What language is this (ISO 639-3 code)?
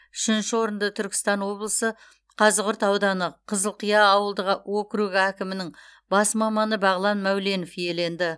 kaz